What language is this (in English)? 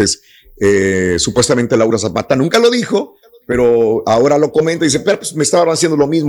Spanish